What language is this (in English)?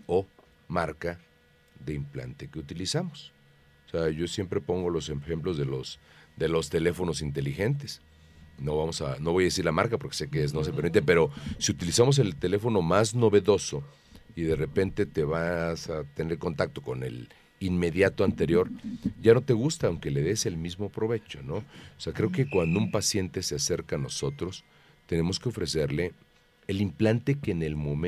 Spanish